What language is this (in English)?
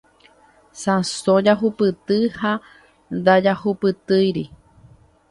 Guarani